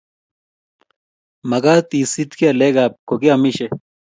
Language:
Kalenjin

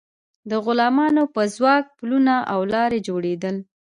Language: Pashto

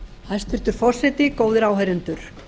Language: Icelandic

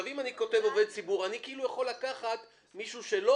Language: Hebrew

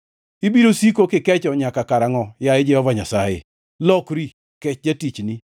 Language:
Luo (Kenya and Tanzania)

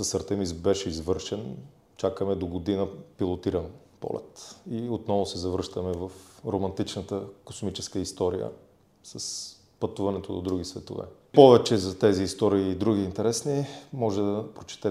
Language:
Bulgarian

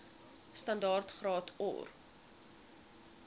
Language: Afrikaans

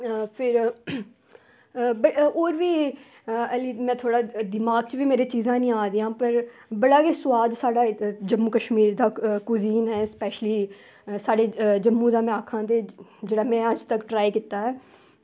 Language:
Dogri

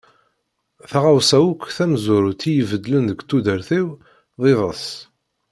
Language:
Kabyle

